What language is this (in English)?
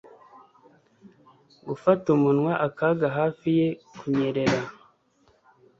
Kinyarwanda